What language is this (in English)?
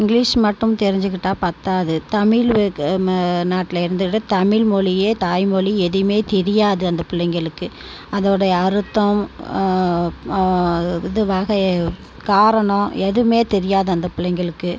Tamil